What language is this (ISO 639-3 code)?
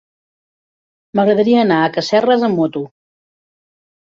cat